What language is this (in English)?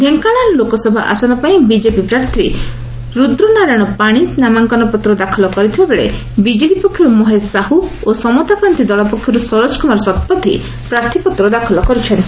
Odia